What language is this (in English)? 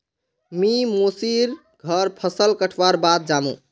Magahi